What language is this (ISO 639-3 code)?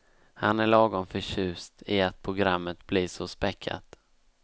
swe